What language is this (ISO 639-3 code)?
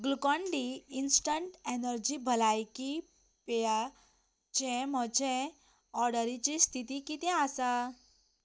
kok